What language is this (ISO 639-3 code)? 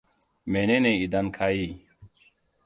hau